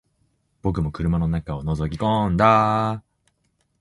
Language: Japanese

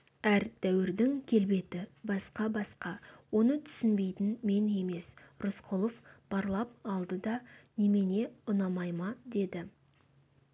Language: Kazakh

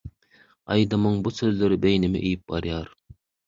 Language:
Turkmen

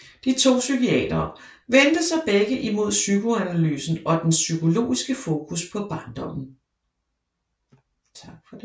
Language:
Danish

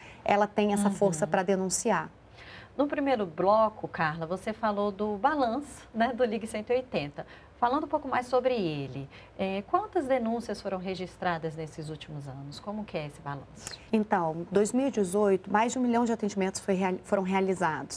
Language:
Portuguese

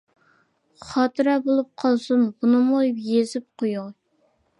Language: Uyghur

